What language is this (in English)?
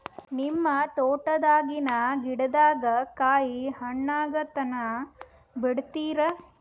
Kannada